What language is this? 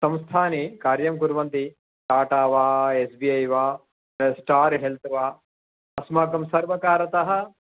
Sanskrit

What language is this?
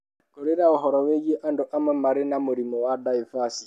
Kikuyu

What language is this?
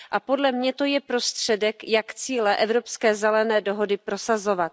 Czech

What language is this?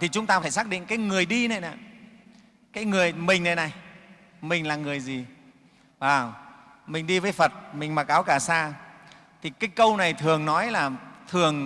Vietnamese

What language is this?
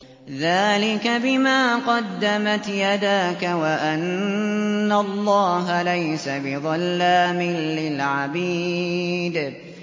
Arabic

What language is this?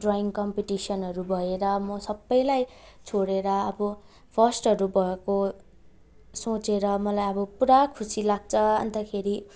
Nepali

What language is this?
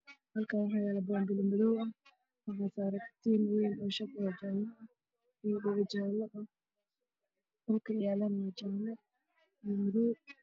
Somali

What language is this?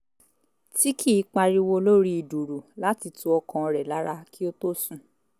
Yoruba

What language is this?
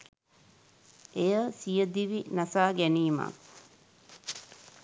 Sinhala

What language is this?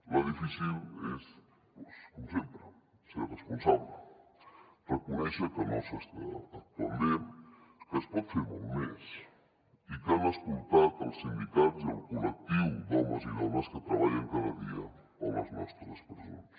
Catalan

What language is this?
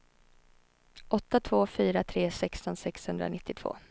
Swedish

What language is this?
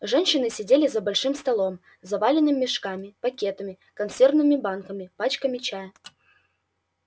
Russian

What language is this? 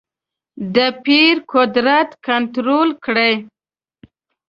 Pashto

